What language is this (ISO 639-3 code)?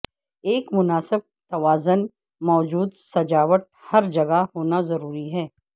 urd